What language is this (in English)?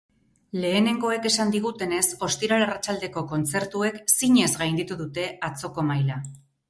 Basque